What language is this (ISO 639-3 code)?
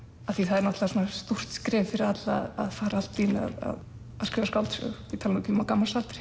isl